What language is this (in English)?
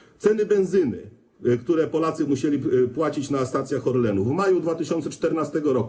Polish